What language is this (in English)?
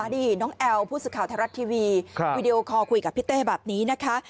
Thai